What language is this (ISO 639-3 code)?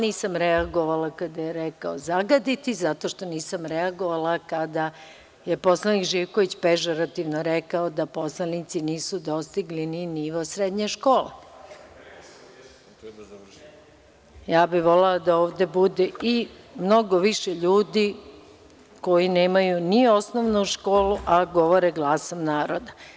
srp